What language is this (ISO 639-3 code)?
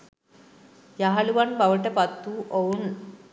sin